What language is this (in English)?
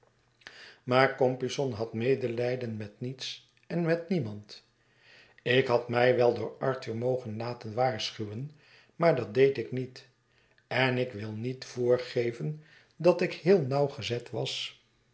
Dutch